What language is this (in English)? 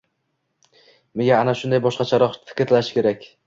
Uzbek